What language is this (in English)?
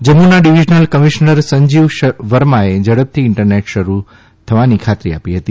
Gujarati